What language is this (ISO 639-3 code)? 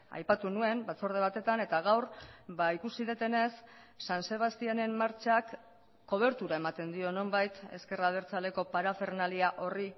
eus